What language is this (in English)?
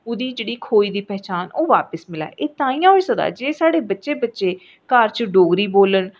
Dogri